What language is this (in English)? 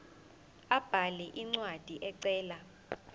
Zulu